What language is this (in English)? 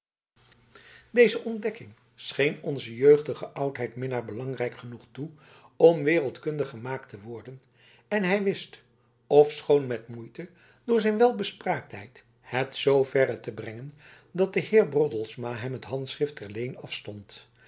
Dutch